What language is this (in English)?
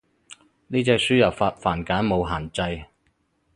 Cantonese